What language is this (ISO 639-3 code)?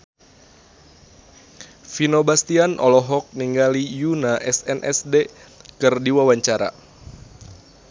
sun